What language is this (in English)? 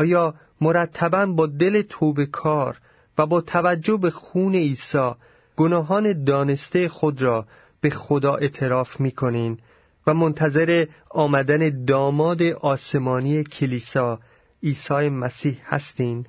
Persian